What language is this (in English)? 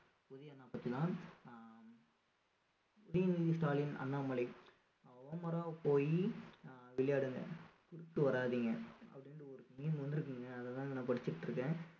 Tamil